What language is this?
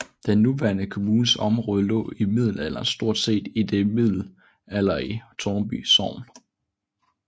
Danish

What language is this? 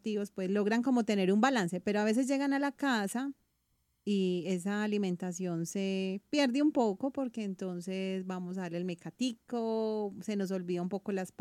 Spanish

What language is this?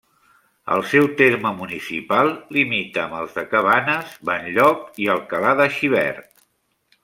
Catalan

